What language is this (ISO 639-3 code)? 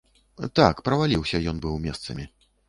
bel